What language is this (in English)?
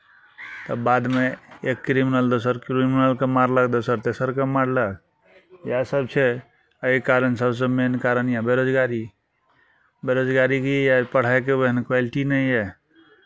Maithili